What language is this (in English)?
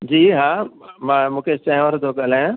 Sindhi